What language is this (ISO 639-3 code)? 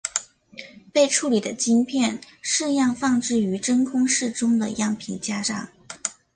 zho